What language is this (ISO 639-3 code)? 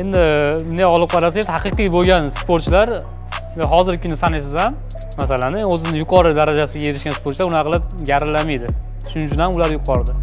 tur